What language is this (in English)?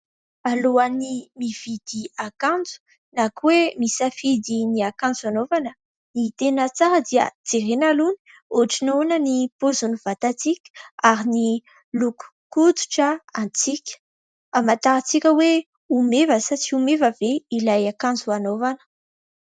Malagasy